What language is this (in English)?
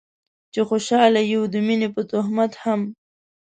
Pashto